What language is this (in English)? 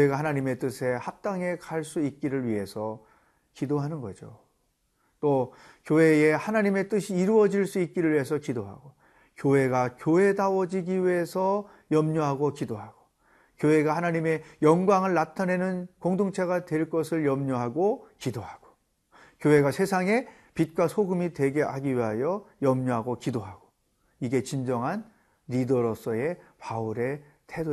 Korean